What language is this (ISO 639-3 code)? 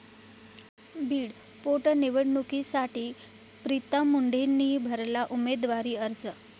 mar